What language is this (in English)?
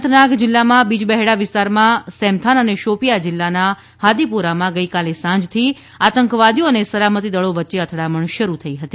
Gujarati